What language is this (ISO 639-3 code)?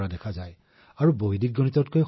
asm